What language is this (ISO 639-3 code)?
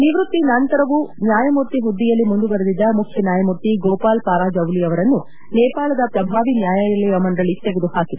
kan